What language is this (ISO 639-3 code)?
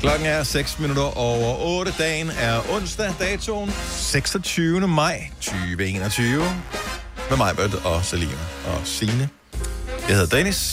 dan